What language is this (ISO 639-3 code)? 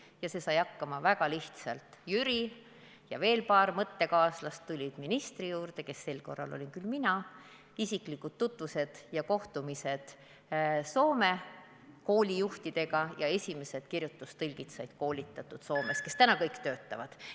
est